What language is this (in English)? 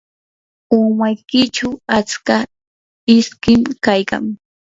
Yanahuanca Pasco Quechua